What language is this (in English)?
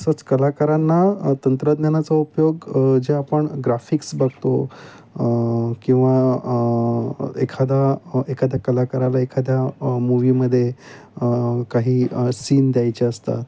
Marathi